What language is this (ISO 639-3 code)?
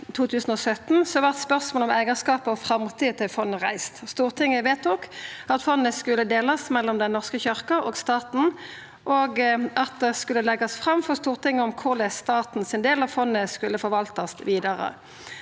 nor